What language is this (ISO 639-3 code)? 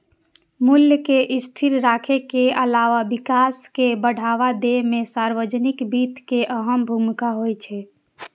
mai